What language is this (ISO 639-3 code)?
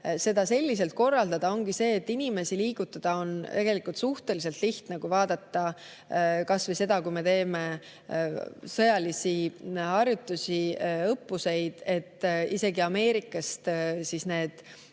est